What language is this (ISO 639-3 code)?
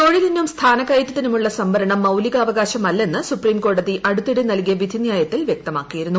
mal